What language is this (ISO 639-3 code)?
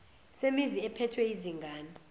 zul